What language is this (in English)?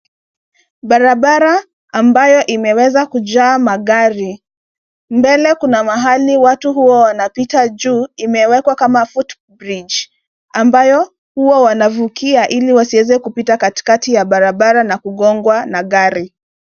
Swahili